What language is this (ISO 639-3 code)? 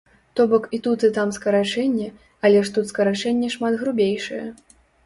bel